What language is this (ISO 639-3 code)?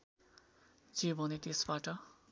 nep